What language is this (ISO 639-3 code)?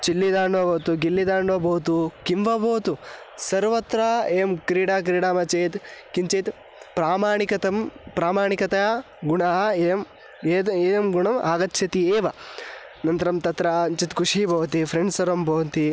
san